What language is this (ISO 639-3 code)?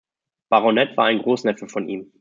deu